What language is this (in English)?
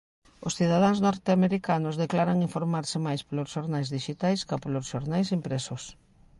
Galician